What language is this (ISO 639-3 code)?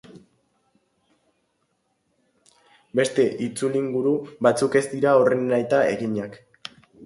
eus